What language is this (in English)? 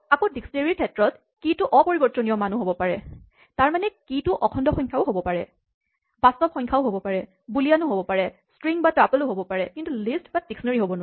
Assamese